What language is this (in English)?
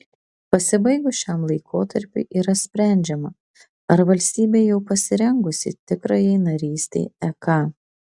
Lithuanian